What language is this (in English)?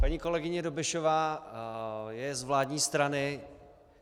Czech